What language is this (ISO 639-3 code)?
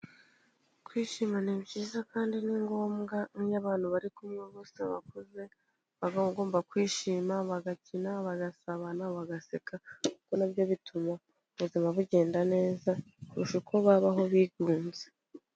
kin